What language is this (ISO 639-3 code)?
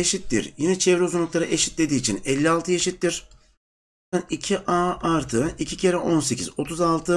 tur